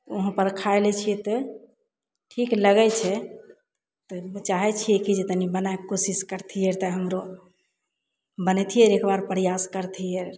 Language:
Maithili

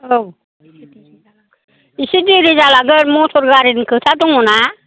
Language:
Bodo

